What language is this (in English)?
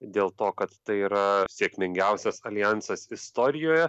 Lithuanian